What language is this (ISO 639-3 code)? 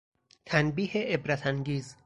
fas